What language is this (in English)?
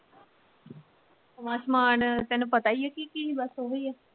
Punjabi